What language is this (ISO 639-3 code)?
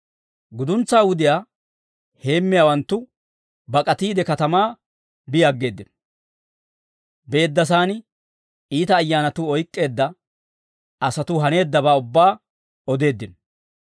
dwr